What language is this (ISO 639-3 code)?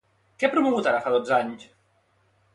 cat